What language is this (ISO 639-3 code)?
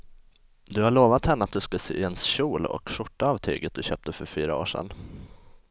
swe